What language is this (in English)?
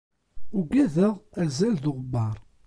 Kabyle